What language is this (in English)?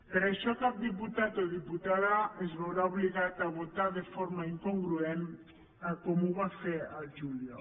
Catalan